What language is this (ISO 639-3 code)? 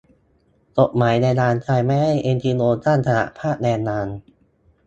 tha